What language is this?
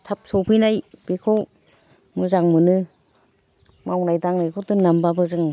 Bodo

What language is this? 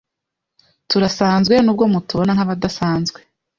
Kinyarwanda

